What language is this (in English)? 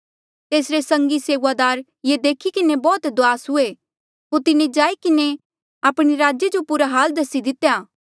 Mandeali